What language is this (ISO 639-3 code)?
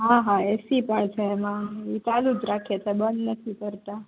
guj